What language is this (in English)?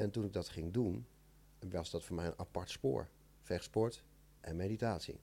Dutch